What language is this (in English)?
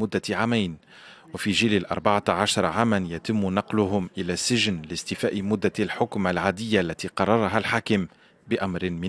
Arabic